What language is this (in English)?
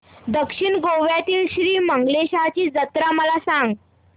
Marathi